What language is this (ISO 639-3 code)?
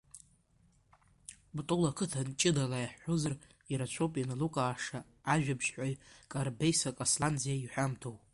abk